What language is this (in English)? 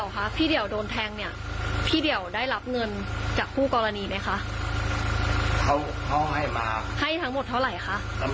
Thai